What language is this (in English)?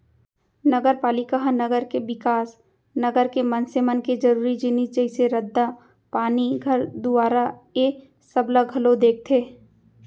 Chhattisgarhi